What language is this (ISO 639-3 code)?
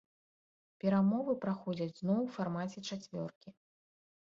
bel